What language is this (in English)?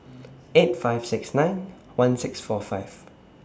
English